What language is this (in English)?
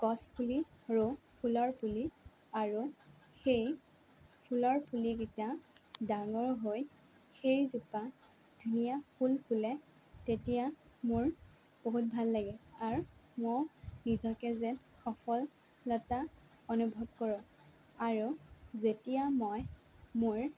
Assamese